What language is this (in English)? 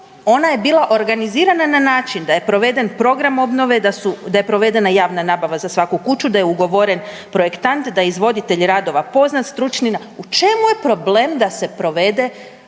Croatian